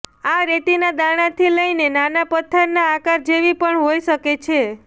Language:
Gujarati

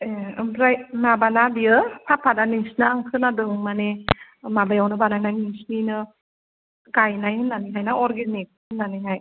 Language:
Bodo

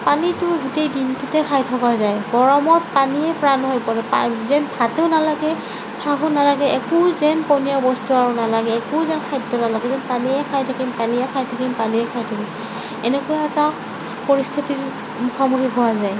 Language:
Assamese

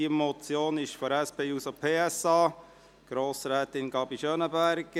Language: Swiss German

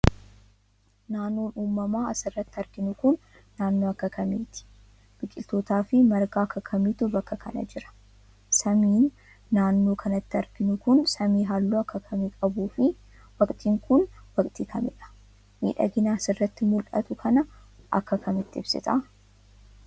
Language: Oromo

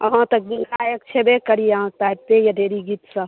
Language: Maithili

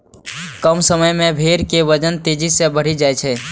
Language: Maithili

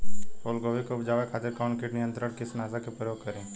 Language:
Bhojpuri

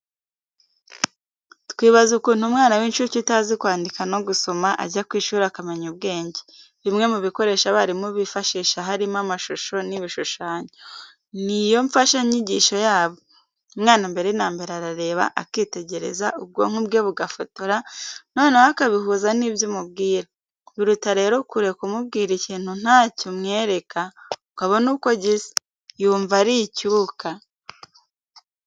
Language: Kinyarwanda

